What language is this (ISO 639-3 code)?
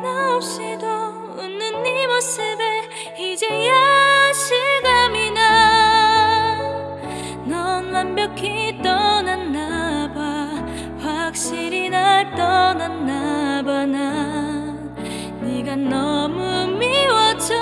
kor